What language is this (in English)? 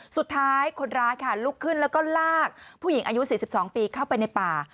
Thai